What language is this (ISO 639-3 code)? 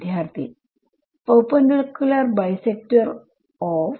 mal